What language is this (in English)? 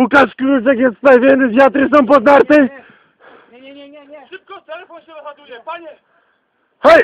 Polish